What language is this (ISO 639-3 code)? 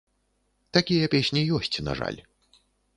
bel